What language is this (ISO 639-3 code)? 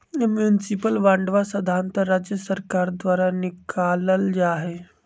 mag